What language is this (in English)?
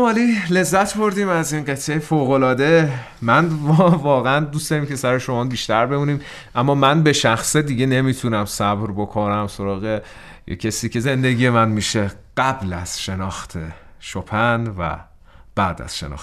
Persian